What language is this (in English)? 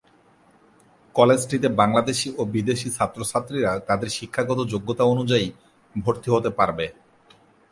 Bangla